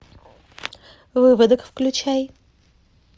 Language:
Russian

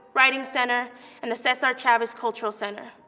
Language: English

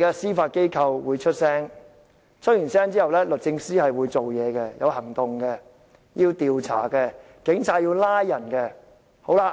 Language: Cantonese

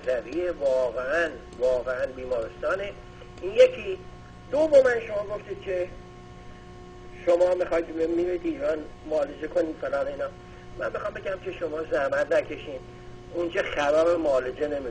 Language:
Persian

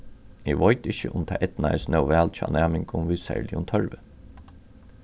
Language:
Faroese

